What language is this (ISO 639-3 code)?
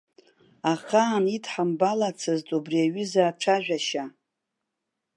abk